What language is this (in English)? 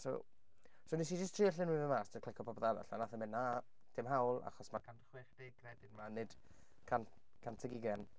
Welsh